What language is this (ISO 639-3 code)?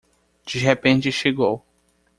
por